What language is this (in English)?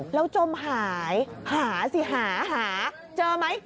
Thai